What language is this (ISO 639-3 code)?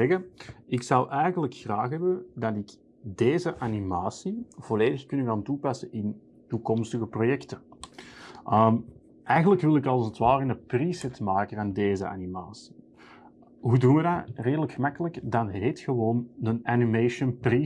nld